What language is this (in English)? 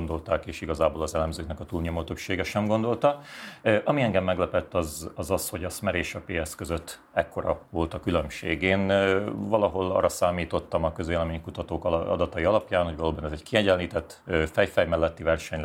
Hungarian